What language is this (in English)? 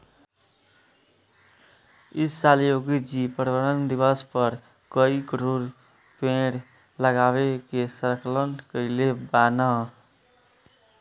Bhojpuri